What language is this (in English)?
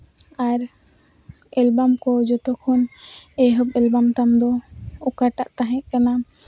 Santali